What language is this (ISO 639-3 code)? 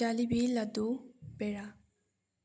mni